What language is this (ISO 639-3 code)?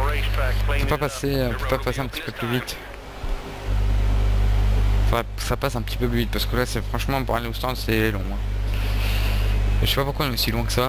fra